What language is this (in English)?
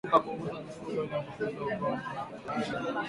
Swahili